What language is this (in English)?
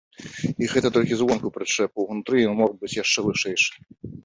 Belarusian